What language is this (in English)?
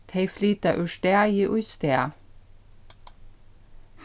Faroese